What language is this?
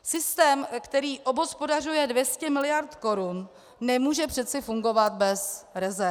Czech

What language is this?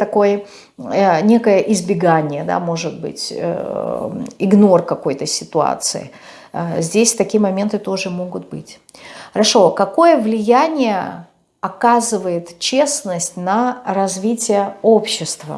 Russian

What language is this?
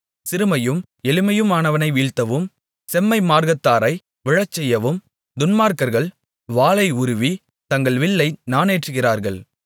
Tamil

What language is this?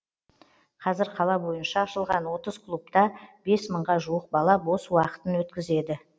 Kazakh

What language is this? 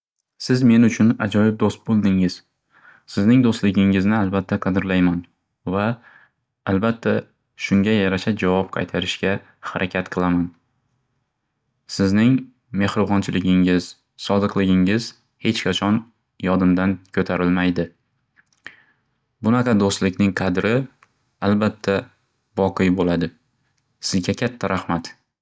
Uzbek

